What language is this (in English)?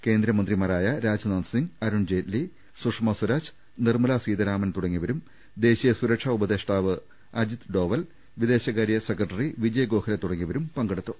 Malayalam